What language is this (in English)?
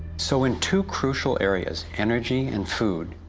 English